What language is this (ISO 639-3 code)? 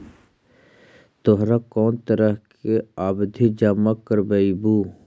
mag